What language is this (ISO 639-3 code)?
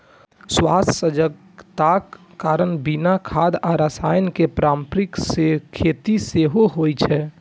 mai